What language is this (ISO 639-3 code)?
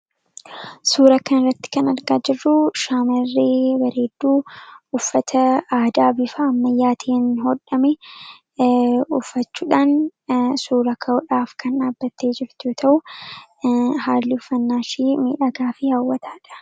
orm